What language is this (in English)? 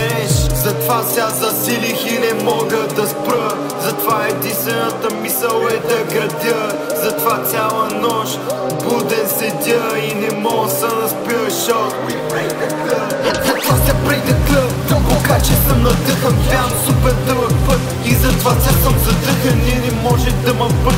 Romanian